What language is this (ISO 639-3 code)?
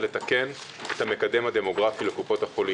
heb